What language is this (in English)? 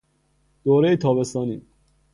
Persian